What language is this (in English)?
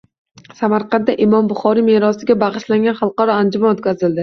Uzbek